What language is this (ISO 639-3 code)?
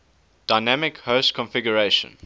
eng